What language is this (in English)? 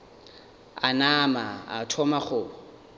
Northern Sotho